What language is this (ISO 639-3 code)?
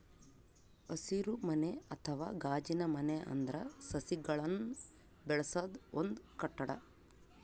kan